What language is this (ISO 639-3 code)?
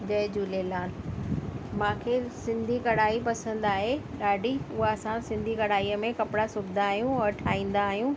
snd